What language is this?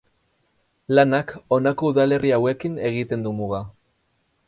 Basque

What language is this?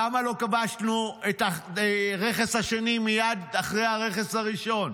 Hebrew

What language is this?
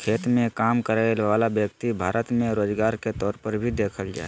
Magahi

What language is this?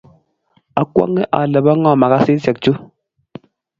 Kalenjin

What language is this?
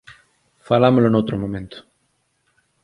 Galician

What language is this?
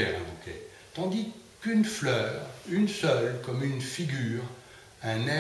French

